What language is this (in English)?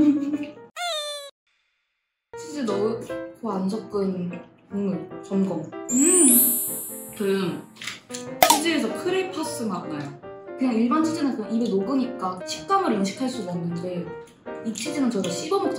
Korean